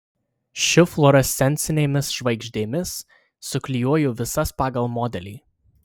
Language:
Lithuanian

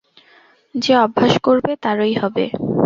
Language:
Bangla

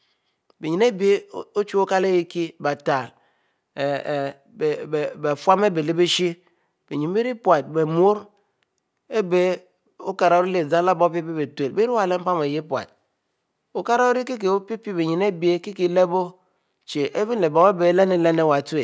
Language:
Mbe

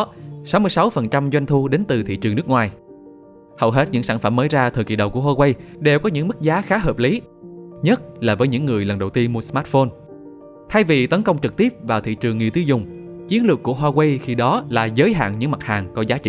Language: Vietnamese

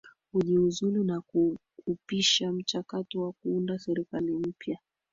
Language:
Swahili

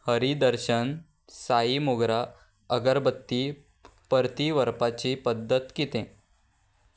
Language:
Konkani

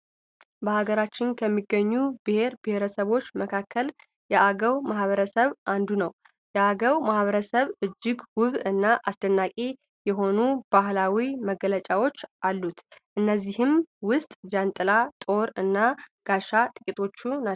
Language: Amharic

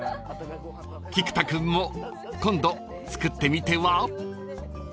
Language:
Japanese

